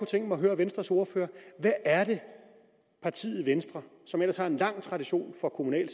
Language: Danish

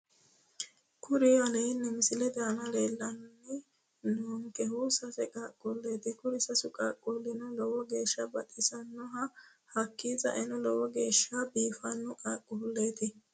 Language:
Sidamo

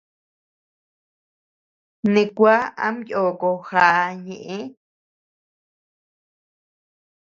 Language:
Tepeuxila Cuicatec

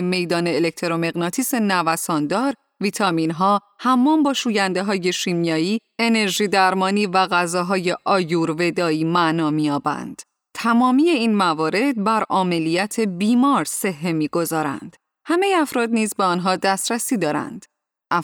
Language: Persian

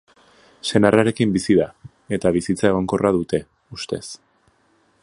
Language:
Basque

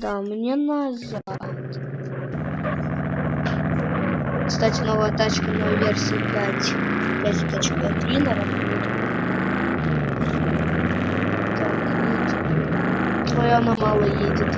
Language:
Russian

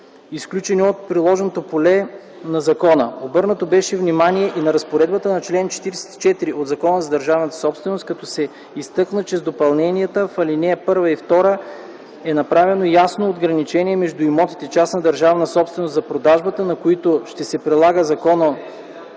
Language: Bulgarian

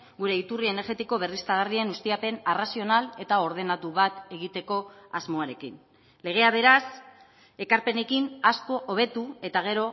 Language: Basque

